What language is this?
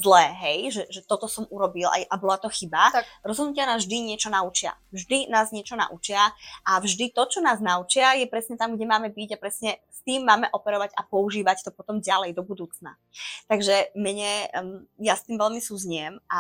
Slovak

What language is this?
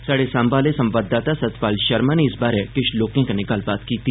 Dogri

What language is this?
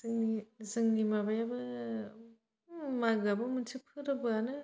Bodo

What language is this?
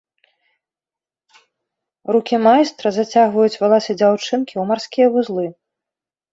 Belarusian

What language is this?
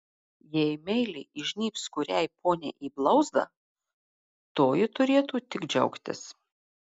Lithuanian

